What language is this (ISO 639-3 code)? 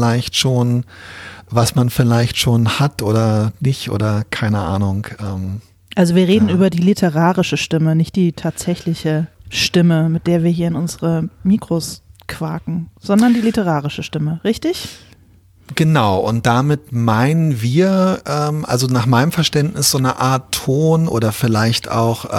deu